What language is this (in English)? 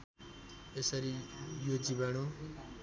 Nepali